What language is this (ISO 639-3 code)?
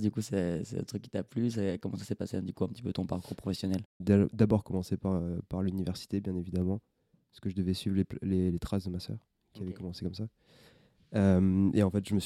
fra